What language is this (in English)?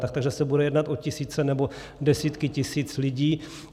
Czech